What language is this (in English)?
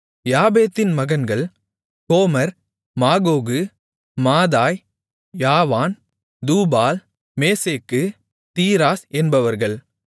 Tamil